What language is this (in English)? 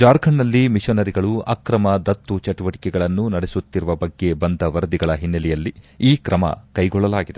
Kannada